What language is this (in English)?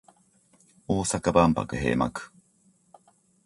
Japanese